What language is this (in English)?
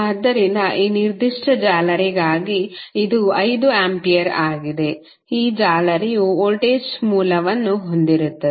Kannada